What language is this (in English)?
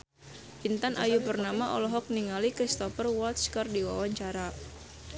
Sundanese